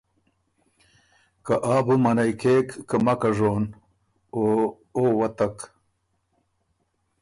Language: Ormuri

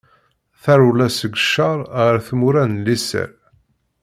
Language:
Kabyle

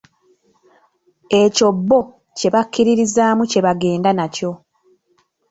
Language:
Ganda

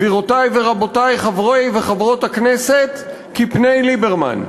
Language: Hebrew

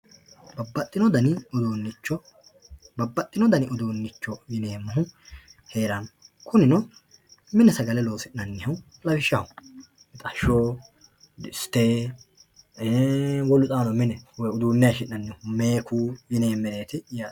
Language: Sidamo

